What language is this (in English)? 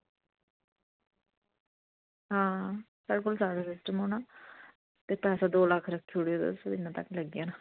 Dogri